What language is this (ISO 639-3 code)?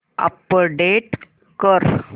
mar